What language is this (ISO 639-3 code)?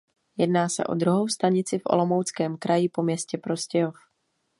ces